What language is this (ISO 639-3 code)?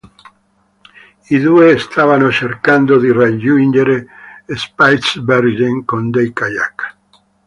ita